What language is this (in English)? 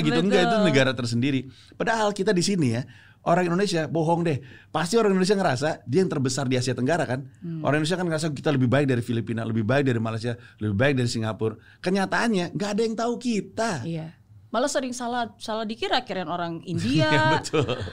Indonesian